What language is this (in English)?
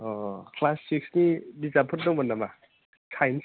Bodo